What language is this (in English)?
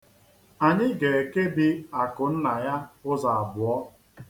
Igbo